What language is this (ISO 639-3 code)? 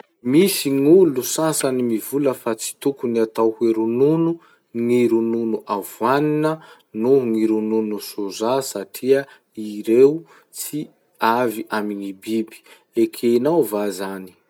msh